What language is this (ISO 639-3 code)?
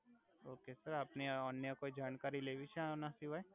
guj